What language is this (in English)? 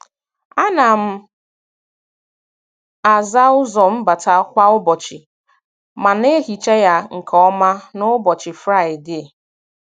Igbo